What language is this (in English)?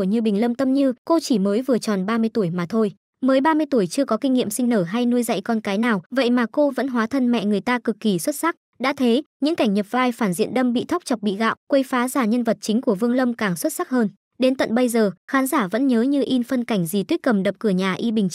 Vietnamese